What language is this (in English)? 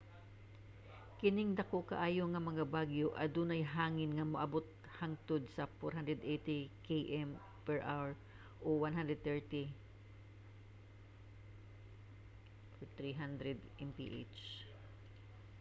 Cebuano